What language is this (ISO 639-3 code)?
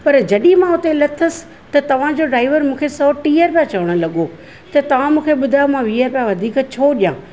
snd